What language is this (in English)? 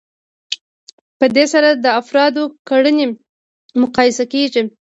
Pashto